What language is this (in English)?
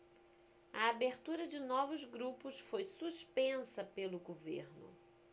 Portuguese